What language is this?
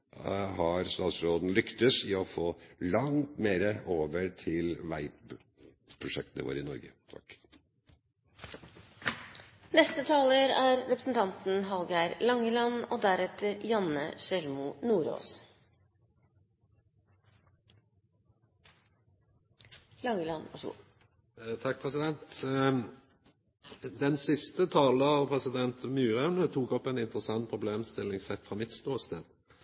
Norwegian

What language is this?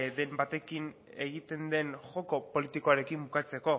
Basque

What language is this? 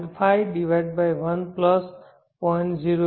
Gujarati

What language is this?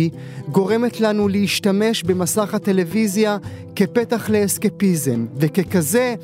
Hebrew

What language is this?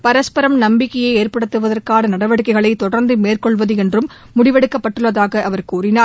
Tamil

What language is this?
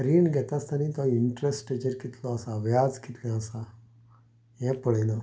Konkani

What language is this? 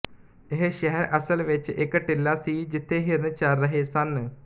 Punjabi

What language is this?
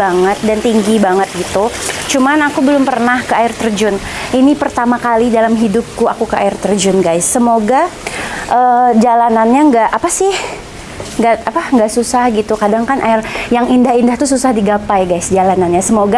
Indonesian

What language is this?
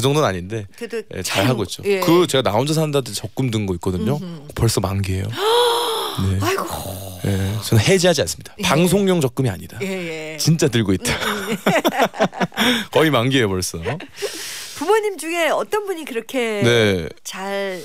Korean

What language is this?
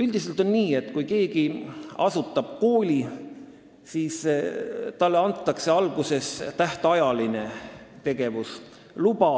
Estonian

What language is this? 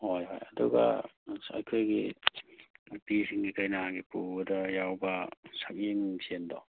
Manipuri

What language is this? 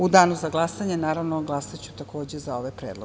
Serbian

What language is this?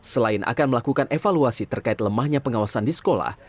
Indonesian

